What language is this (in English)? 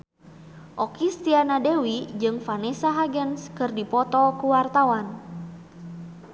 Sundanese